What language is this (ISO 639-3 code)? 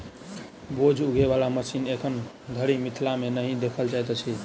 mai